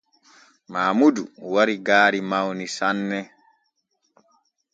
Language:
Borgu Fulfulde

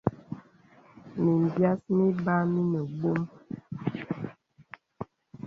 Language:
Bebele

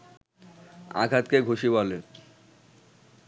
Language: Bangla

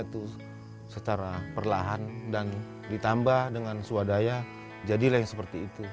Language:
Indonesian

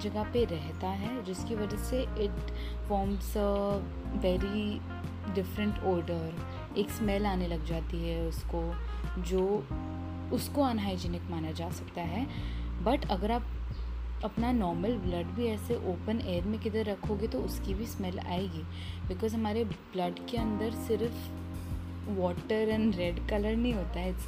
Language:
Hindi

